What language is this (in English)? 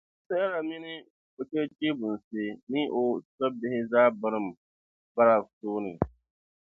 Dagbani